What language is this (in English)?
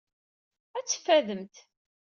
Kabyle